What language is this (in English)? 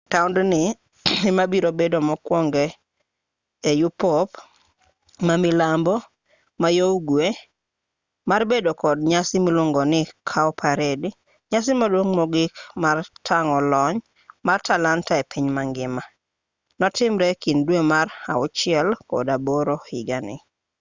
Luo (Kenya and Tanzania)